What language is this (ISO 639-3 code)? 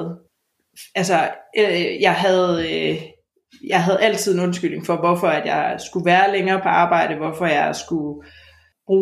dan